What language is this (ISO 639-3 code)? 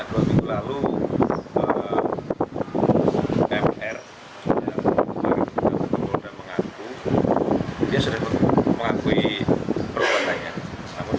ind